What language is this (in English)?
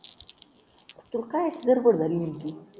Marathi